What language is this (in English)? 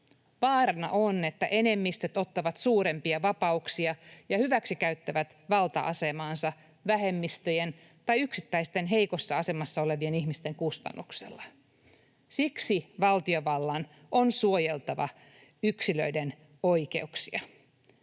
Finnish